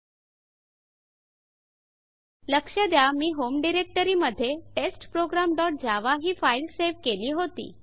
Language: Marathi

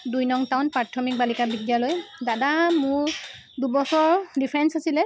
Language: Assamese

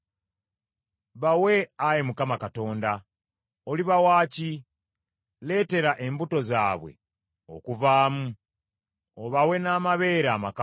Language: Ganda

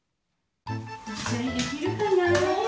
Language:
Japanese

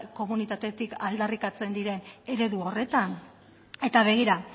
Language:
Basque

